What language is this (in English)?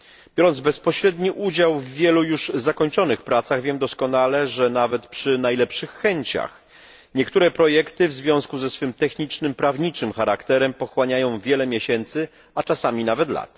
Polish